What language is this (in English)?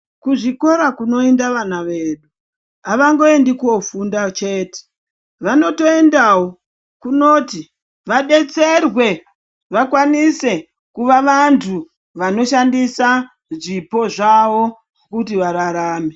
Ndau